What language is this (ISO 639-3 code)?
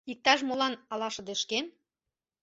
chm